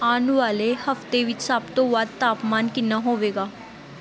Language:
Punjabi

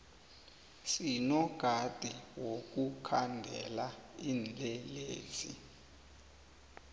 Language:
South Ndebele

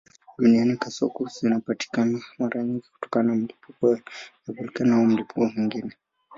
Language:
Swahili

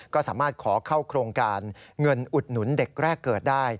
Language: Thai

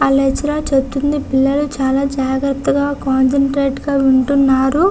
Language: Telugu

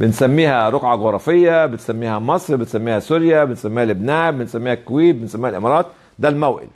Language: Arabic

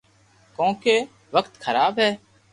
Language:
Loarki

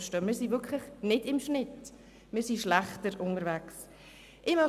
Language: Swiss German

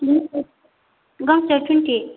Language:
Bodo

